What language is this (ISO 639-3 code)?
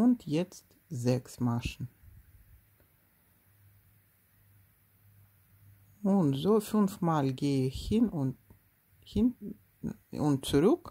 deu